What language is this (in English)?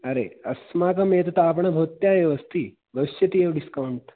Sanskrit